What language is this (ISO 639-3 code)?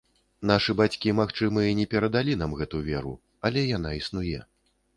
bel